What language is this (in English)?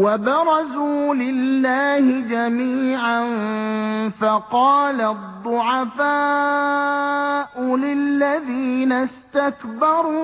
Arabic